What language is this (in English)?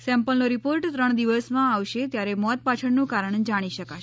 Gujarati